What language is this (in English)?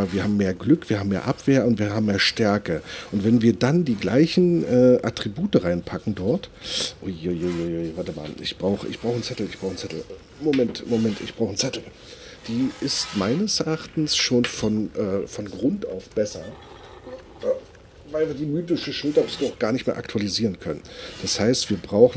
German